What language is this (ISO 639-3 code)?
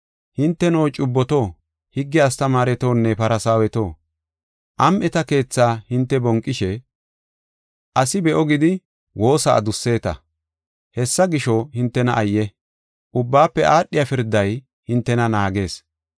gof